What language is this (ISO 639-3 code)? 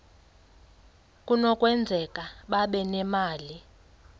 xho